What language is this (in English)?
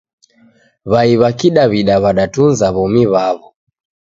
Taita